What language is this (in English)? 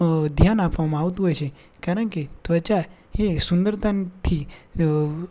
Gujarati